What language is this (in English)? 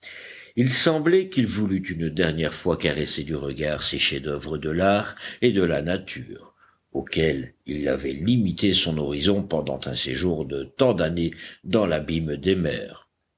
French